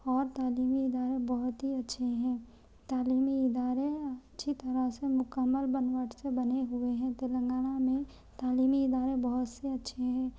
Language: Urdu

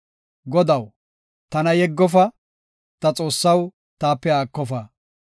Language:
Gofa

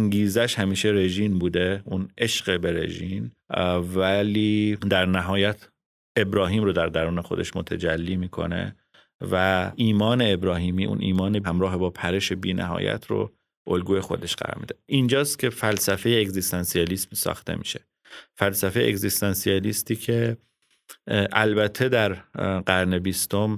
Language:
Persian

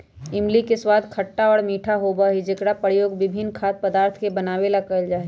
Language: Magahi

